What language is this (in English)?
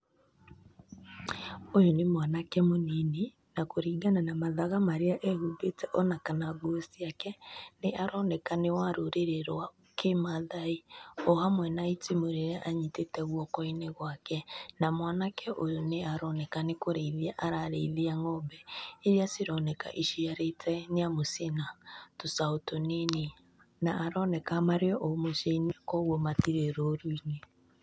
Kikuyu